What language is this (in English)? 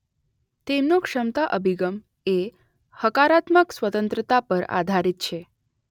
Gujarati